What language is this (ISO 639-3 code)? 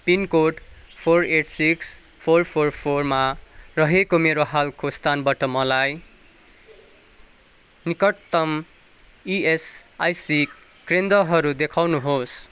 nep